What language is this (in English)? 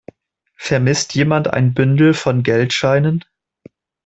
German